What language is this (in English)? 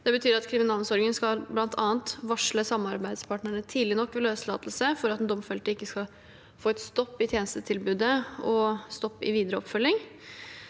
Norwegian